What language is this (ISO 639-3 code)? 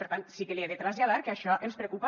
cat